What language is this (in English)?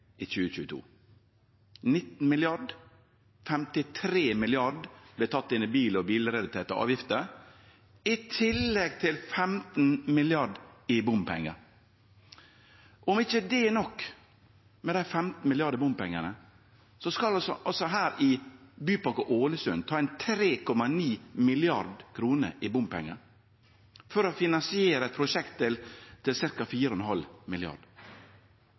Norwegian Nynorsk